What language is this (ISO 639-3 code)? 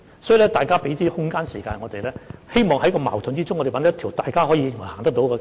yue